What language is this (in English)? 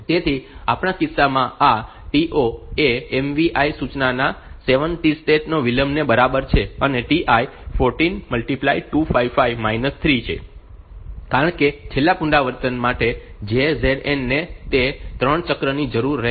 Gujarati